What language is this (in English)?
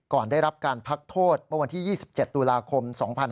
Thai